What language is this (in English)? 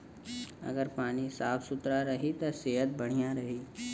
Bhojpuri